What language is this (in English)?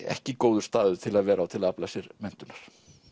Icelandic